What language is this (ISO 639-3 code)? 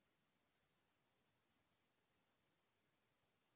hne